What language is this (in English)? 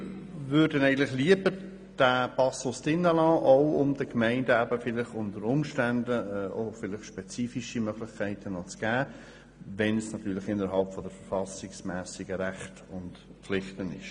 Swiss German